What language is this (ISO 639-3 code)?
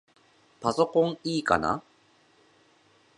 jpn